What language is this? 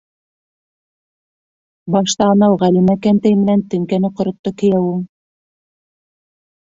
Bashkir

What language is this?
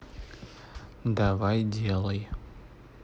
Russian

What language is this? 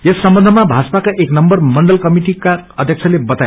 Nepali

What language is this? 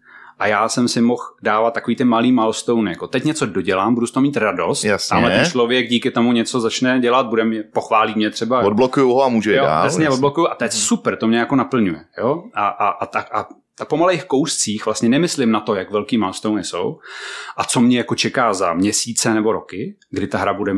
Czech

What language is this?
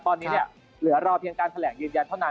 Thai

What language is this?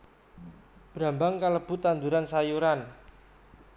Javanese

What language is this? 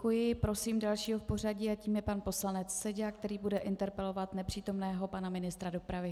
Czech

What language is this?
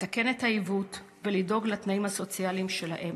Hebrew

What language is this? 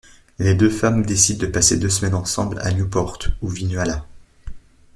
French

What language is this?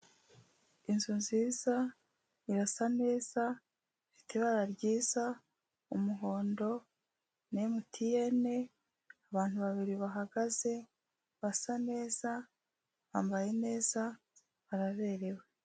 Kinyarwanda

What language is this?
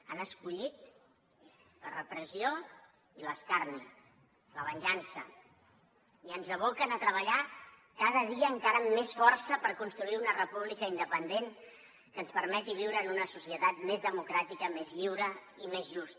Catalan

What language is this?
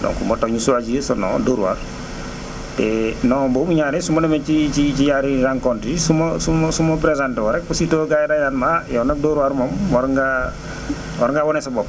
Wolof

